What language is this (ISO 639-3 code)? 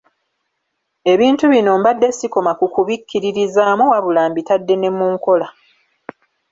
lug